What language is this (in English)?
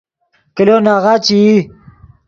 Yidgha